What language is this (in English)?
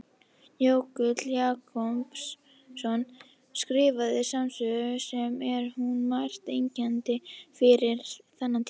Icelandic